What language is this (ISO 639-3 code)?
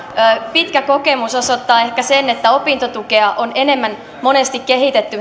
fin